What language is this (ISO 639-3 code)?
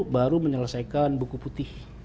ind